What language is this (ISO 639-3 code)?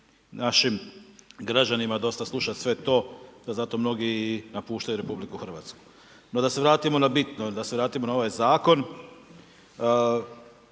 hrv